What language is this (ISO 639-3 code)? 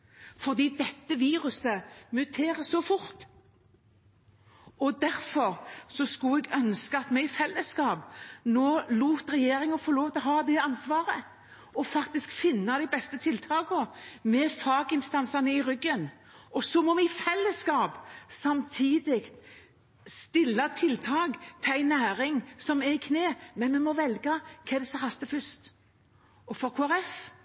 nob